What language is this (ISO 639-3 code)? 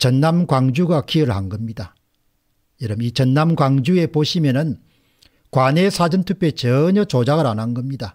kor